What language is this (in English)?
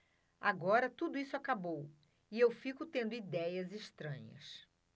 Portuguese